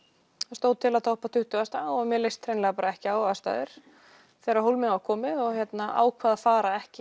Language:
Icelandic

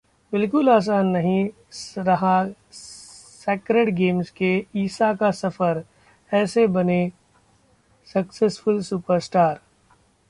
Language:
Hindi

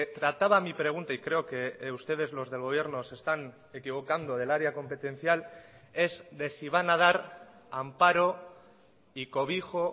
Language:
Spanish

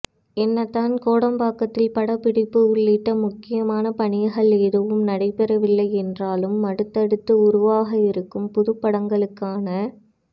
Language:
Tamil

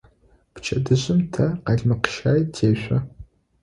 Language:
Adyghe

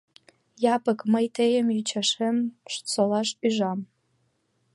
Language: Mari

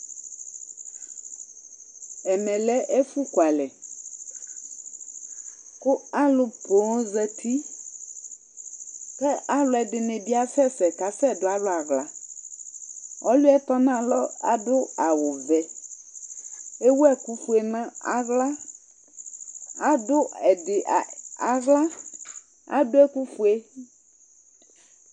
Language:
Ikposo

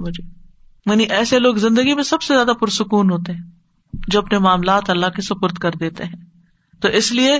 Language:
Urdu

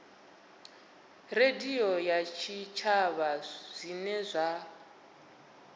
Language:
Venda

